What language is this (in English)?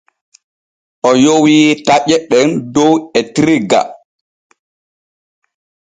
Borgu Fulfulde